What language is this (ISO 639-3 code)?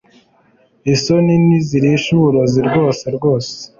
kin